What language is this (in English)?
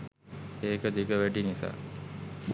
Sinhala